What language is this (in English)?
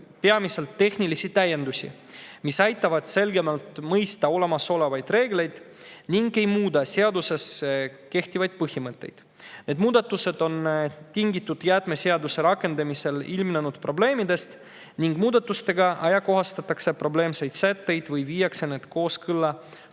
Estonian